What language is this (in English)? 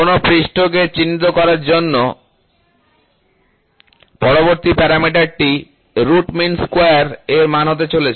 Bangla